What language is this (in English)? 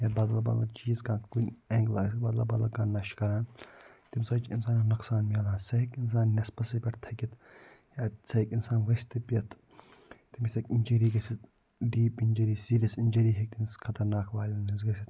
Kashmiri